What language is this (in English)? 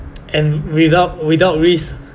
English